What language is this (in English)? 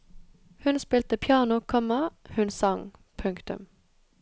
Norwegian